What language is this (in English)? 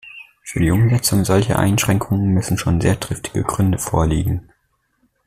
German